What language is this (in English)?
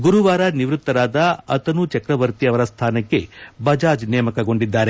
Kannada